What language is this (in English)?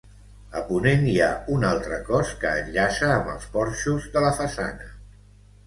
Catalan